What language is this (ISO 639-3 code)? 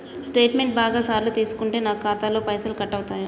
tel